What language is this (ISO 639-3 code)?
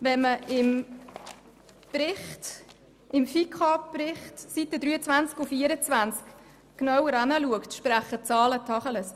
gsw